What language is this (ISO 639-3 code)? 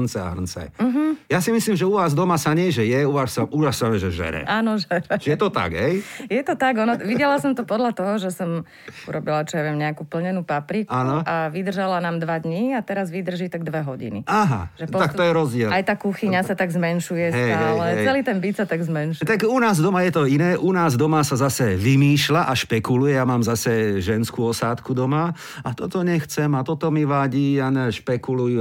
slk